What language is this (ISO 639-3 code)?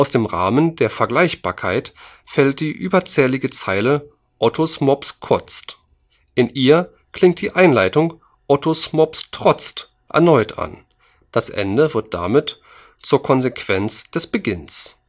deu